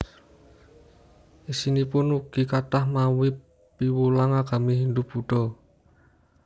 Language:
Javanese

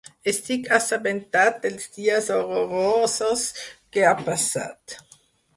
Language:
Catalan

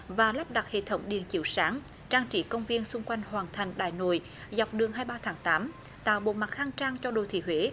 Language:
Vietnamese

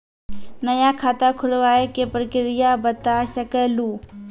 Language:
Maithili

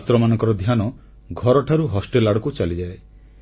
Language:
Odia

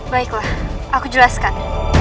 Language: Indonesian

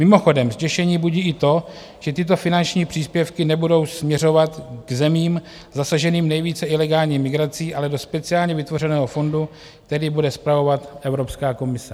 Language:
Czech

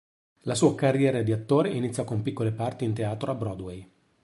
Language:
Italian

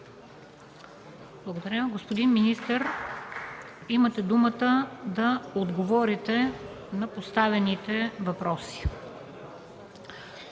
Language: Bulgarian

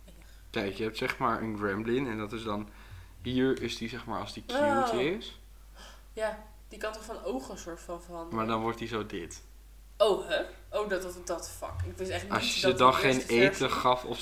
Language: Dutch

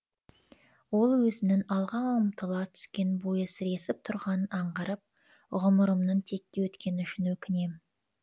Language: Kazakh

